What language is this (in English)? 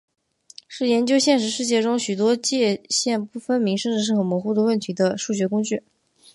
Chinese